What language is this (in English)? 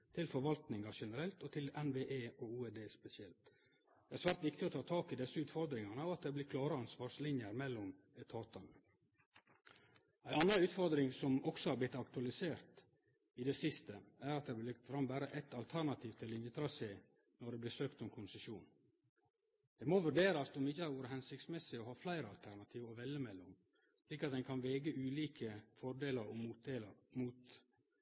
Norwegian Nynorsk